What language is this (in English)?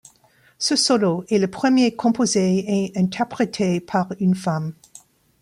French